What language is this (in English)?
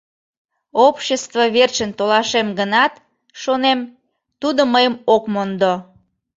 Mari